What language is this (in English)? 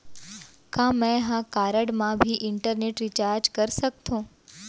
Chhattisgarhi